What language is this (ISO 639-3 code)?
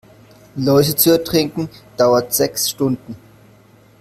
deu